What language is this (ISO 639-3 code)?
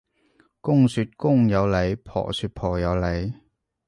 yue